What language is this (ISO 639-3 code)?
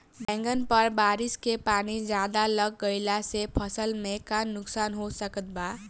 bho